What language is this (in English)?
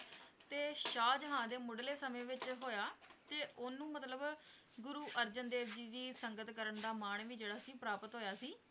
Punjabi